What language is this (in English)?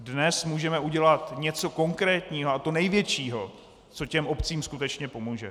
Czech